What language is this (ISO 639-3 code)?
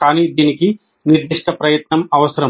tel